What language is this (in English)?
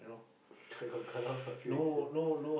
English